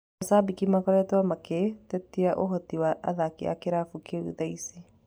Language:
Kikuyu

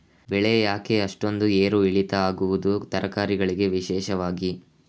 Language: Kannada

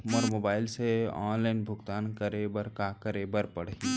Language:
Chhattisgarhi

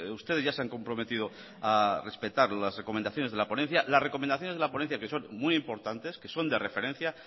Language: Spanish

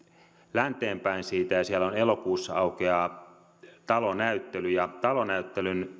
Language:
Finnish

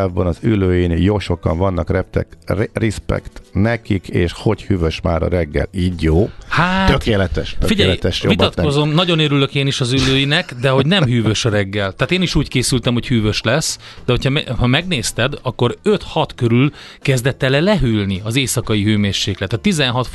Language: Hungarian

